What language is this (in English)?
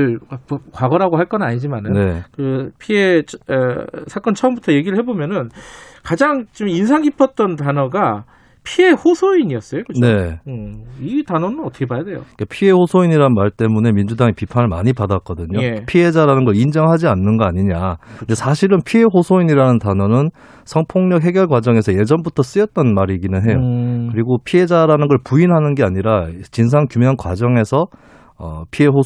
Korean